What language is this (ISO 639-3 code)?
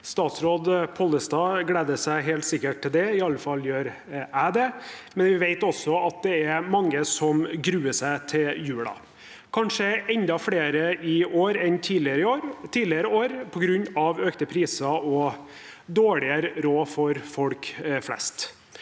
nor